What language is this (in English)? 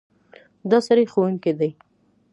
Pashto